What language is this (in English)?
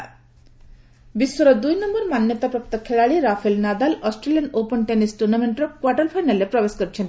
Odia